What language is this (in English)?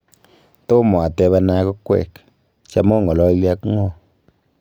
Kalenjin